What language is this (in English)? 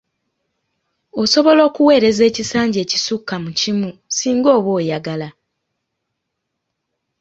Ganda